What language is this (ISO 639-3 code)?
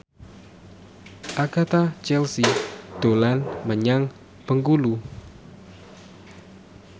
jav